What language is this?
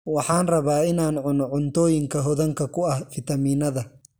Somali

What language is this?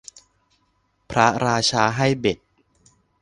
Thai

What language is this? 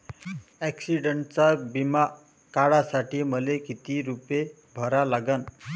Marathi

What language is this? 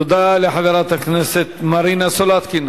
Hebrew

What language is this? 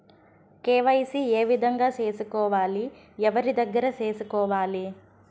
Telugu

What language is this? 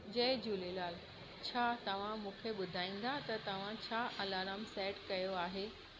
Sindhi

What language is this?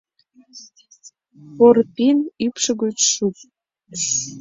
Mari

